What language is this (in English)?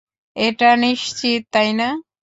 Bangla